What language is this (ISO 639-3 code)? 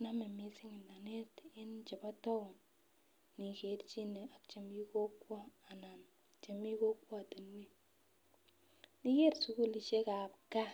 kln